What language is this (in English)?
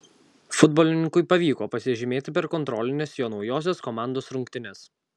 Lithuanian